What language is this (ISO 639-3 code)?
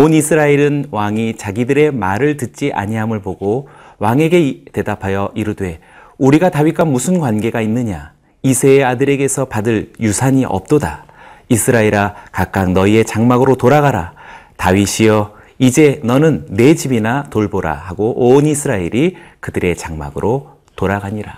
kor